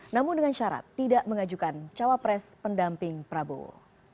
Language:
Indonesian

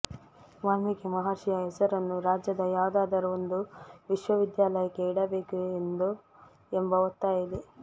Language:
Kannada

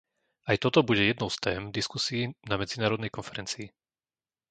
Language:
Slovak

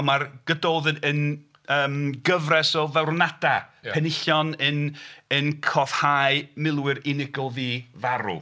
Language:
Welsh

